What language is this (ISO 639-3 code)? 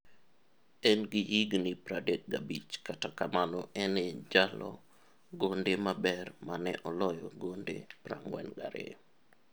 luo